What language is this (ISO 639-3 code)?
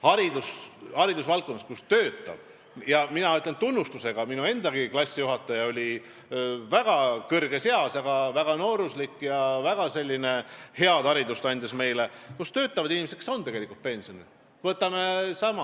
est